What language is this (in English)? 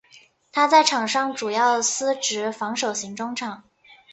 Chinese